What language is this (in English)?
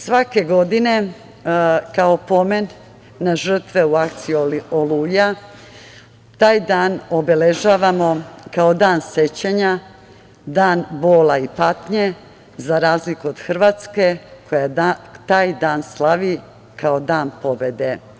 Serbian